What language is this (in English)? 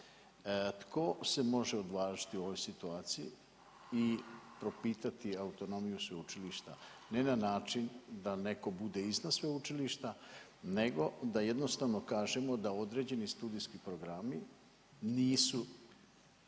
Croatian